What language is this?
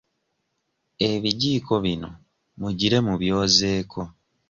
Ganda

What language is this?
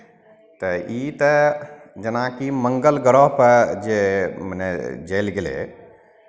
Maithili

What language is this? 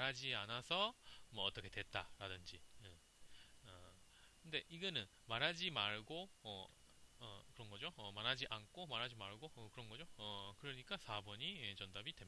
Korean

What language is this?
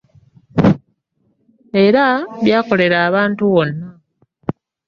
Ganda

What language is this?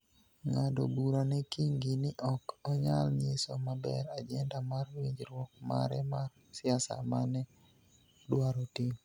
Luo (Kenya and Tanzania)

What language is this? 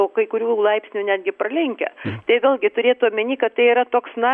Lithuanian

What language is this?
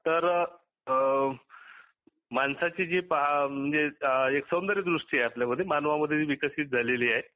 Marathi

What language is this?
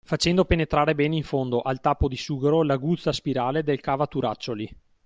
Italian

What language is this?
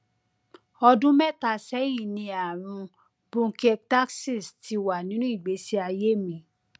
Yoruba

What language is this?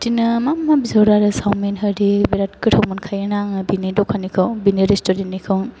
Bodo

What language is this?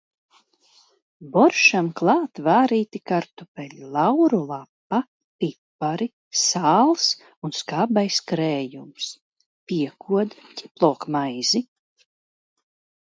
Latvian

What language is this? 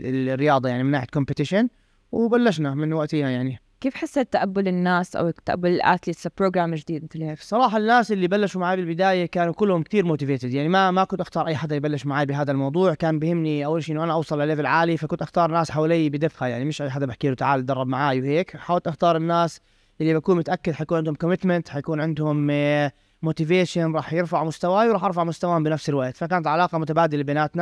Arabic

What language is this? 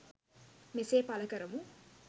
Sinhala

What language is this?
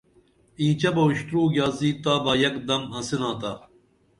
Dameli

